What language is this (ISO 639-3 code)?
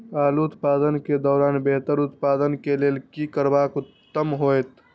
mai